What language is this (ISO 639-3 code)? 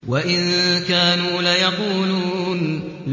ara